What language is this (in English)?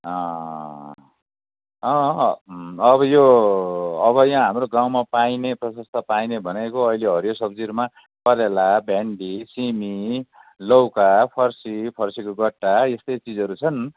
Nepali